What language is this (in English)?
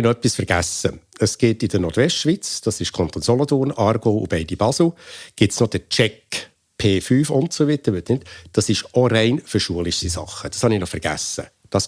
German